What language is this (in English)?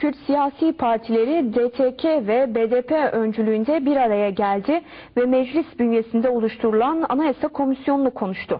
Turkish